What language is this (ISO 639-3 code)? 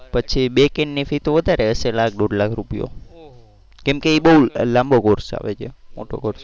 guj